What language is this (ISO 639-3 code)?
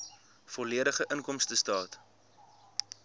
afr